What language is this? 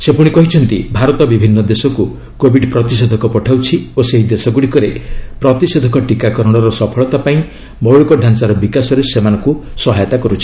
Odia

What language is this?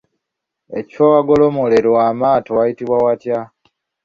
Ganda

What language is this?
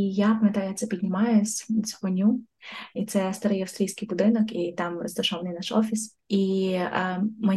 Ukrainian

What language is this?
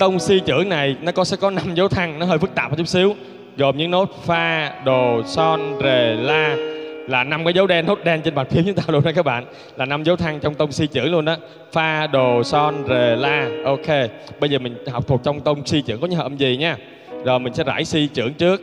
Vietnamese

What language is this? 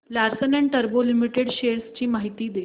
Marathi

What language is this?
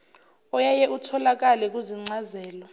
Zulu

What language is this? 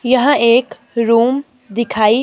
Hindi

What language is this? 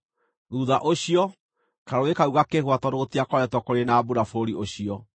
Kikuyu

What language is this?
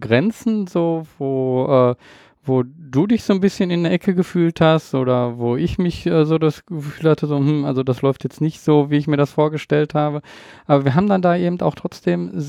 German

